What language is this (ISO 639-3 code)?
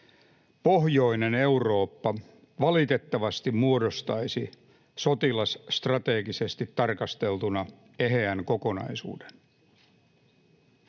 fin